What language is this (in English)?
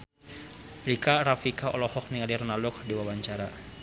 Sundanese